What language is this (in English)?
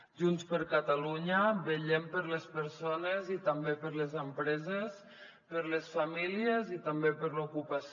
Catalan